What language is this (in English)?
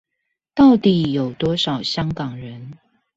Chinese